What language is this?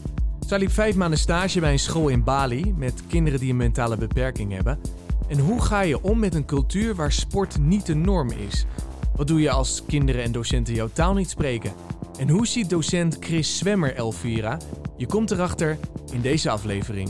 Dutch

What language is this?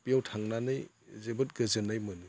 Bodo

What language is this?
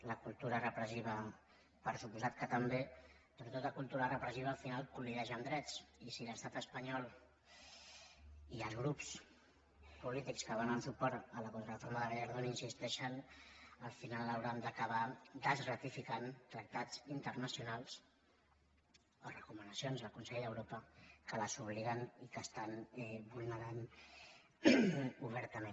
Catalan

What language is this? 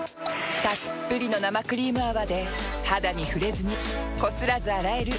Japanese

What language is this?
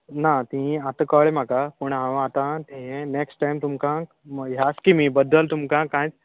Konkani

